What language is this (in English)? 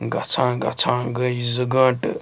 Kashmiri